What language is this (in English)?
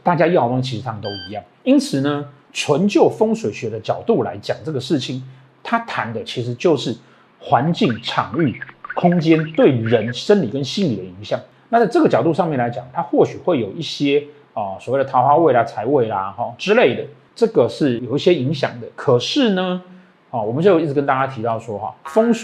Chinese